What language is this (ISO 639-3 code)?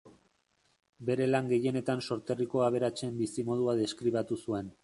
eus